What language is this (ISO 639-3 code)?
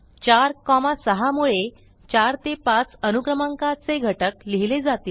mar